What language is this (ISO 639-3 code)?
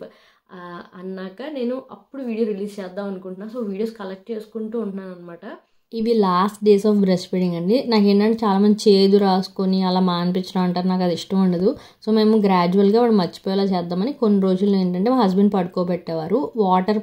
tel